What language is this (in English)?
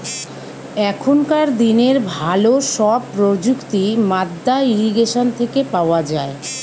Bangla